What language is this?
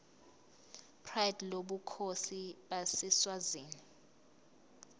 Zulu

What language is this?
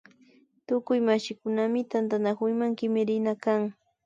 Imbabura Highland Quichua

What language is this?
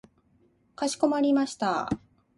Japanese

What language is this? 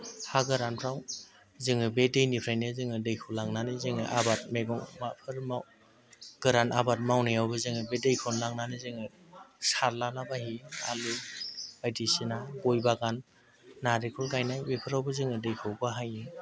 Bodo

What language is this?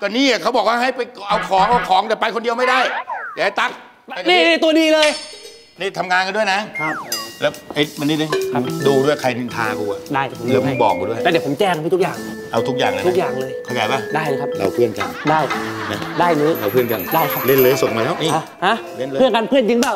Thai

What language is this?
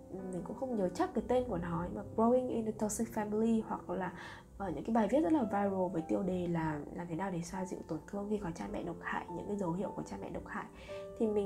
Vietnamese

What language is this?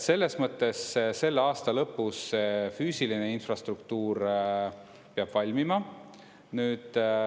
Estonian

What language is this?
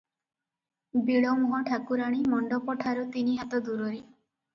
Odia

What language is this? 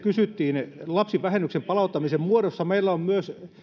Finnish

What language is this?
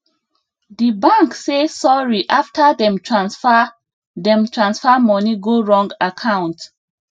Nigerian Pidgin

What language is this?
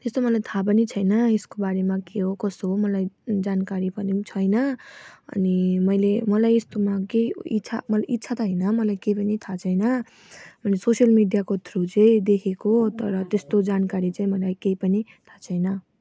Nepali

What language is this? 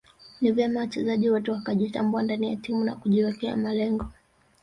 Swahili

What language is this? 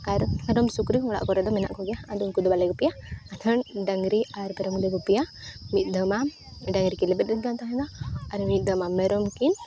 Santali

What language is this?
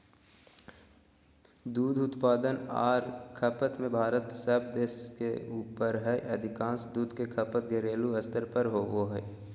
Magahi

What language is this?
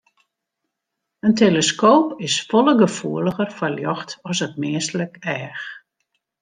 Western Frisian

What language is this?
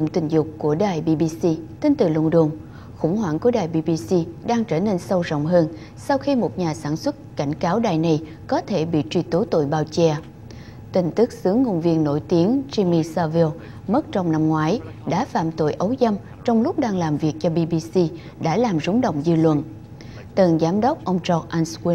Vietnamese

